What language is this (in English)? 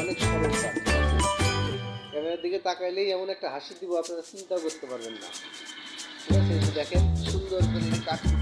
Bangla